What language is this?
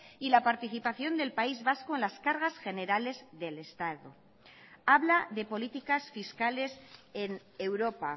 Spanish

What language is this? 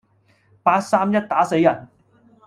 Cantonese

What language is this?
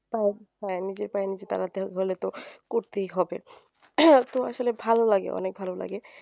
Bangla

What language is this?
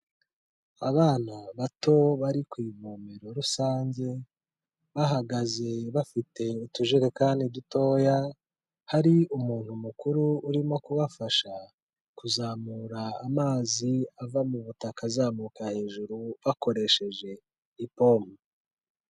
Kinyarwanda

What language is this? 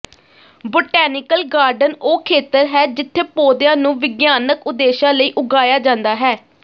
Punjabi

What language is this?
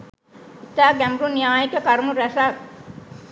Sinhala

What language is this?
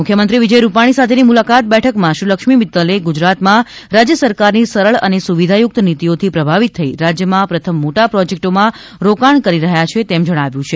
Gujarati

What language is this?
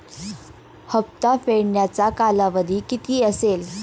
Marathi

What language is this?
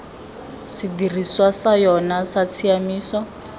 Tswana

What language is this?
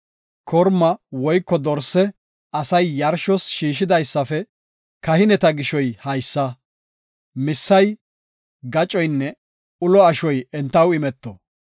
Gofa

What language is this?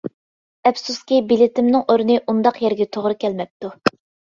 Uyghur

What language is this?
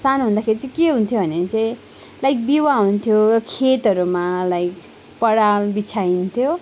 Nepali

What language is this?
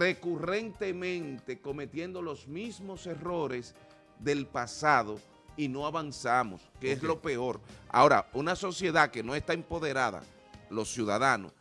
Spanish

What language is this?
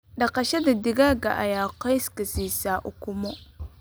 Somali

